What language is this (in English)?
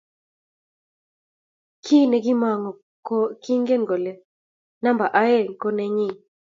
Kalenjin